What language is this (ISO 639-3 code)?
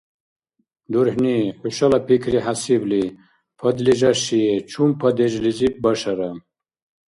dar